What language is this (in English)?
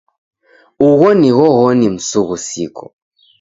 Taita